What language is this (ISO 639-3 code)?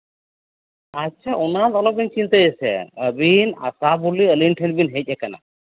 sat